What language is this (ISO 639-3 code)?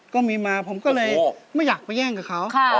tha